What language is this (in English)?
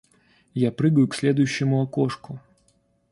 Russian